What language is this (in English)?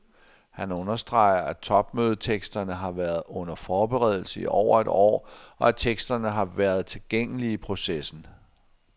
Danish